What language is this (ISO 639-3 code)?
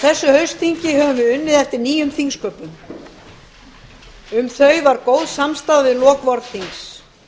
isl